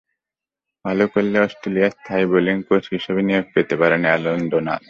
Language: Bangla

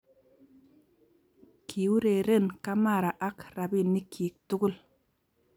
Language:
Kalenjin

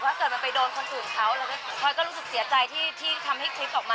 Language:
Thai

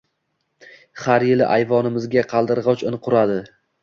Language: Uzbek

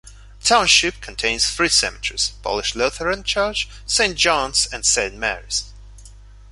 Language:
English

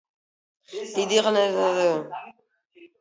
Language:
Georgian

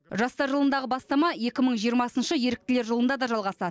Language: Kazakh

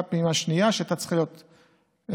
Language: Hebrew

